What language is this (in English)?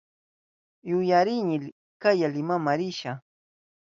Southern Pastaza Quechua